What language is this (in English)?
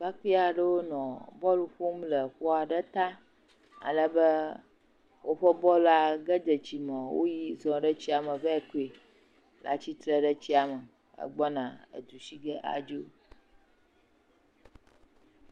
Ewe